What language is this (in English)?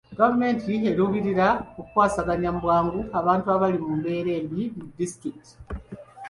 Ganda